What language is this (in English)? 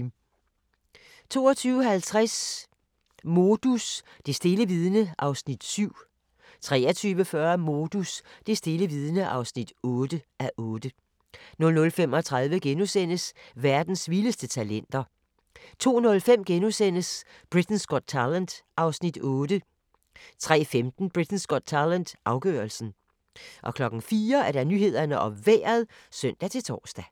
Danish